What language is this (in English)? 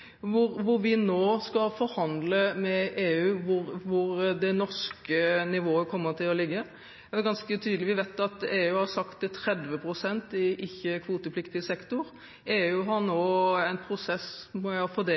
Norwegian Bokmål